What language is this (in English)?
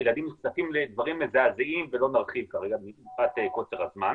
Hebrew